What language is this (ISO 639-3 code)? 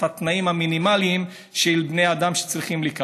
heb